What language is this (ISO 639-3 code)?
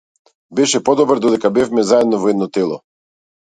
mkd